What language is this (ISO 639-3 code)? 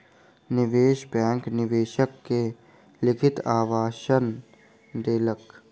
mai